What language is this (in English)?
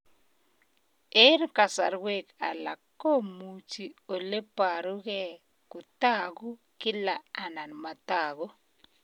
Kalenjin